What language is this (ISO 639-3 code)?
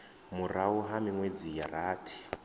ven